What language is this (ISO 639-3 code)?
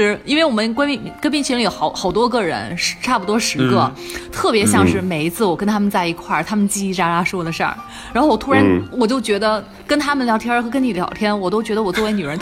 zho